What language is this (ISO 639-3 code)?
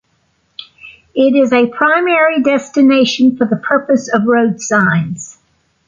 eng